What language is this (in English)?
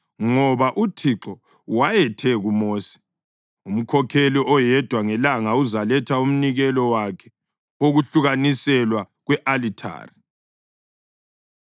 North Ndebele